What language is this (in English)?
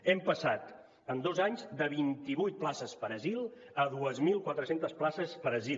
Catalan